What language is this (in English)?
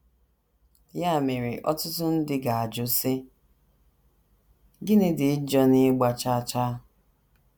Igbo